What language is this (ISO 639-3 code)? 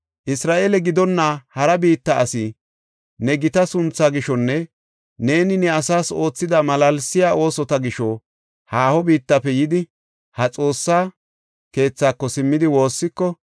gof